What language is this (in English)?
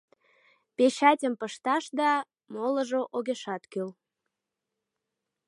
Mari